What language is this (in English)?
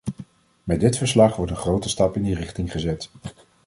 Dutch